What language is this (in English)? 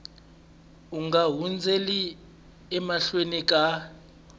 Tsonga